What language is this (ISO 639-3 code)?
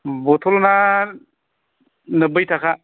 brx